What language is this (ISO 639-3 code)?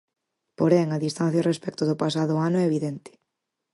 glg